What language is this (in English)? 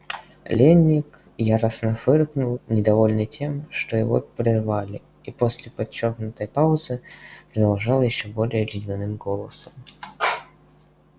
Russian